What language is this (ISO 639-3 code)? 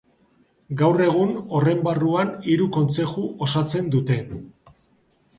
eus